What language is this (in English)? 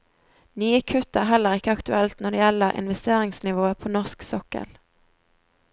Norwegian